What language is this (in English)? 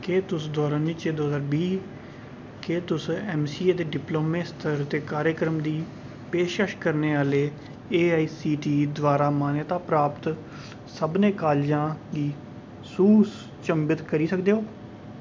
Dogri